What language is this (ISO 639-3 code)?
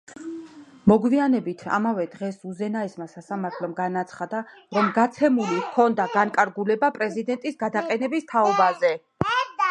kat